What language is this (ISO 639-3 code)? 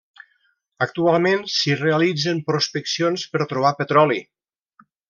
cat